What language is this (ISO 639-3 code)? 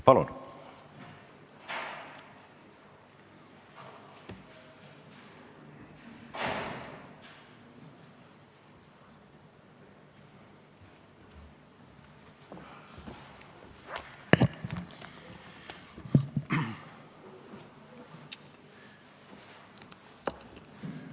est